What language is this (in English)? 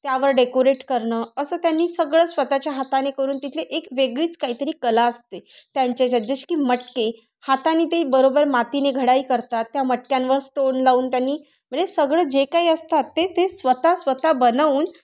Marathi